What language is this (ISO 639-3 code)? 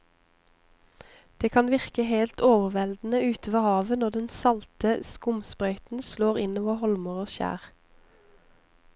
nor